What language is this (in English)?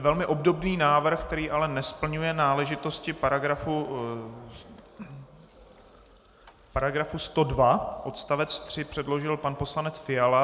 Czech